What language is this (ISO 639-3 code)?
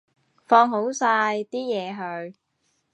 yue